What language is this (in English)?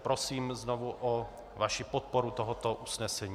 Czech